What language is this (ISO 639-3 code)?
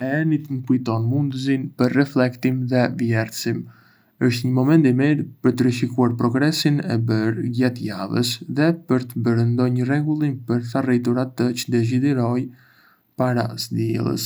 aae